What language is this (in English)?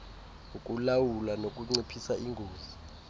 Xhosa